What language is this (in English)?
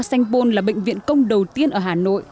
Vietnamese